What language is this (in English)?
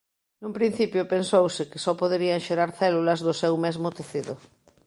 Galician